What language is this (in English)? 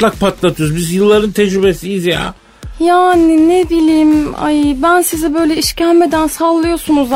Turkish